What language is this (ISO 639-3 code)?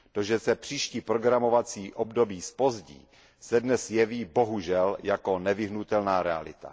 ces